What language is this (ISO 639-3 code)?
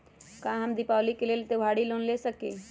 mag